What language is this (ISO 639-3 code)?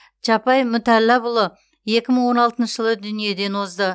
kaz